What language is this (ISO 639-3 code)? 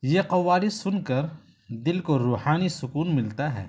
urd